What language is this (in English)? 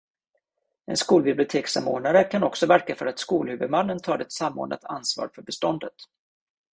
Swedish